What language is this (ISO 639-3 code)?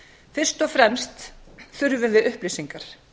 isl